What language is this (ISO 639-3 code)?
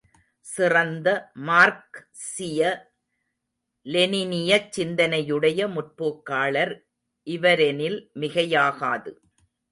tam